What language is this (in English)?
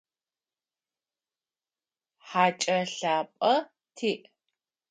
Adyghe